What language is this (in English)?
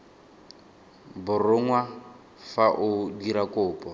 Tswana